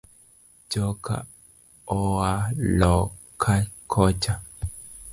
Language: Luo (Kenya and Tanzania)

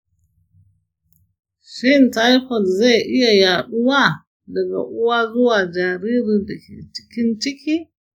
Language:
Hausa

